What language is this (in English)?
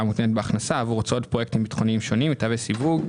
Hebrew